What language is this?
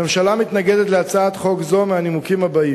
Hebrew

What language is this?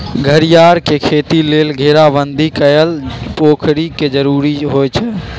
Magahi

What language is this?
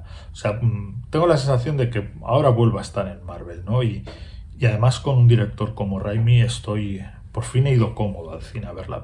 Spanish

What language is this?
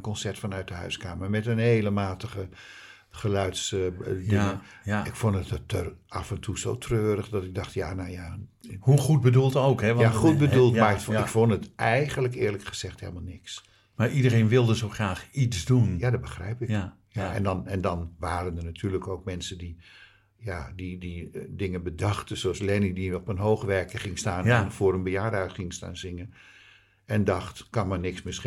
Dutch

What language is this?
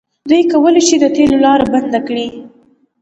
Pashto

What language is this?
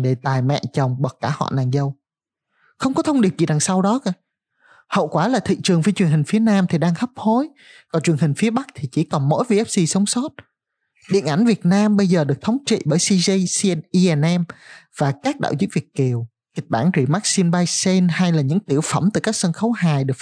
Vietnamese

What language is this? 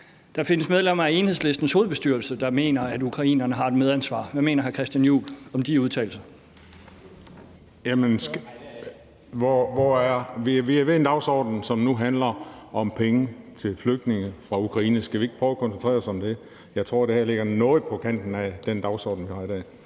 Danish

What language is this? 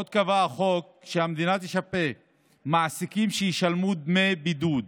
Hebrew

